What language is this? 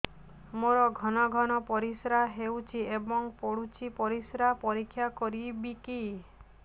Odia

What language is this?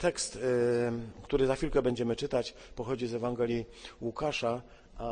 Polish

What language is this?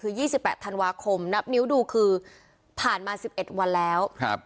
Thai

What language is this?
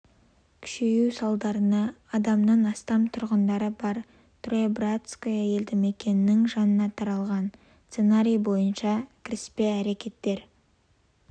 Kazakh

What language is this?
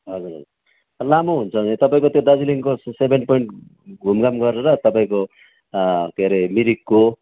Nepali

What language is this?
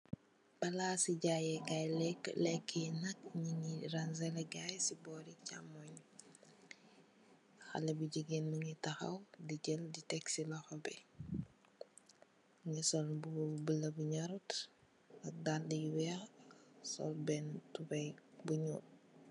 Wolof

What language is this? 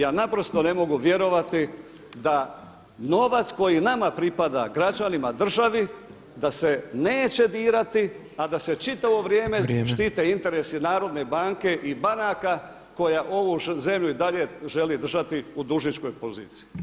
Croatian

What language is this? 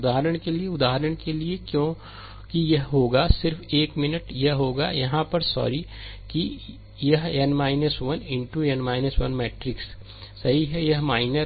Hindi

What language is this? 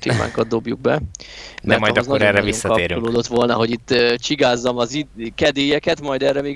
Hungarian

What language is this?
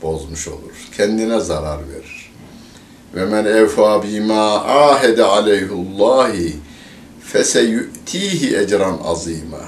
Turkish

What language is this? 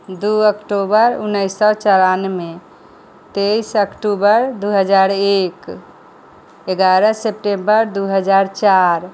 Maithili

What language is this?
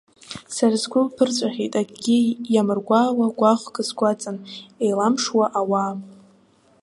Abkhazian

